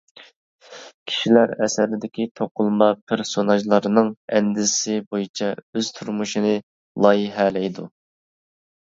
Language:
Uyghur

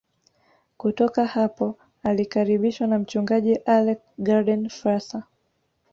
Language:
Swahili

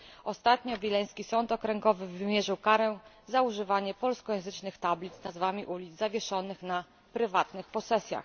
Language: Polish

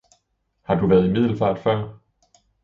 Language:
Danish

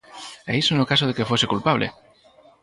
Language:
Galician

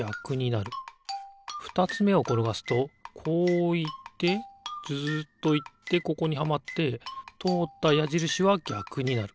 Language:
Japanese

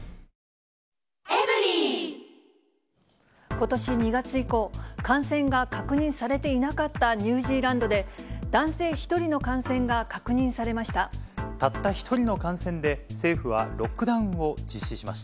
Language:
Japanese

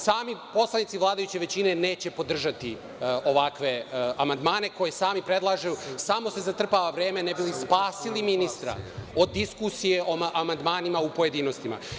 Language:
Serbian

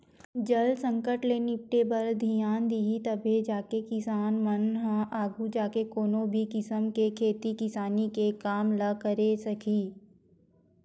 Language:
Chhattisgarhi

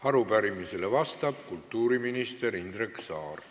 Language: Estonian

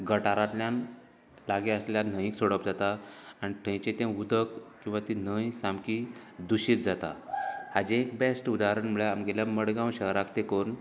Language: Konkani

